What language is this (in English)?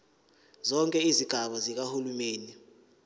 Zulu